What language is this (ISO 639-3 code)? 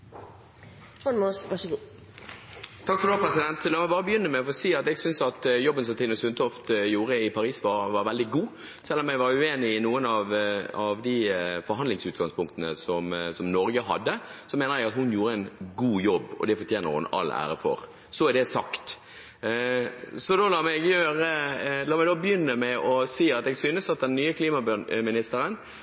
nor